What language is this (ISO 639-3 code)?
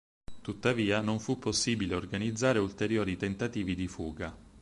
ita